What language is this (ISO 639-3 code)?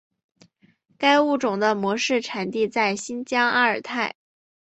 zho